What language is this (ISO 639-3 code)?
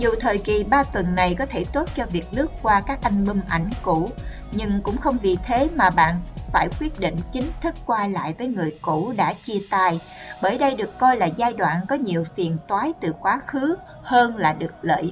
vie